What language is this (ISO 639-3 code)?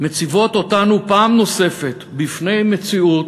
heb